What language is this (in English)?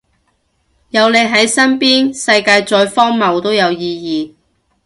Cantonese